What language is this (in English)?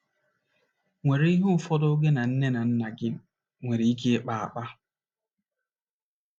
Igbo